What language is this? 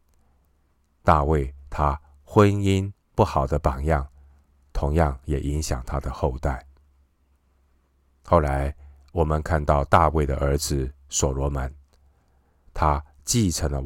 Chinese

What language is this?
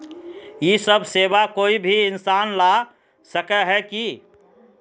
Magahi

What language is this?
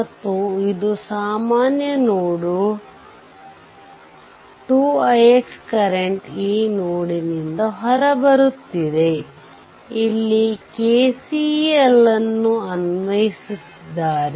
Kannada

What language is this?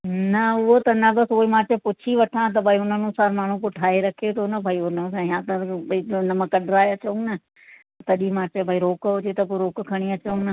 Sindhi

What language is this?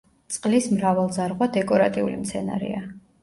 Georgian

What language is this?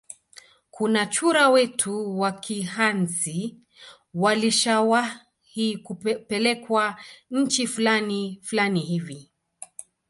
Swahili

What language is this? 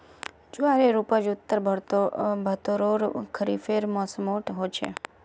Magahi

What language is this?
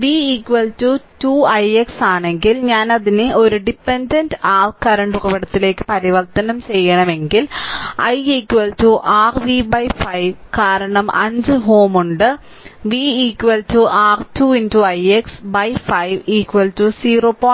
Malayalam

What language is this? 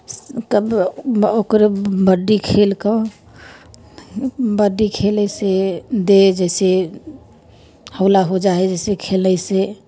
Maithili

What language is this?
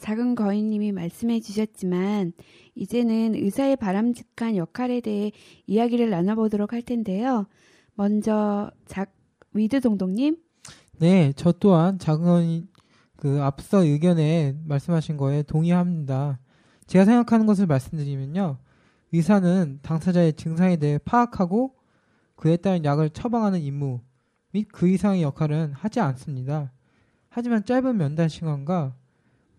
Korean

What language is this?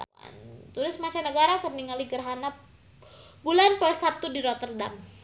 Sundanese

